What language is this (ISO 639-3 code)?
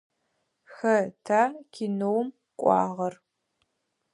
ady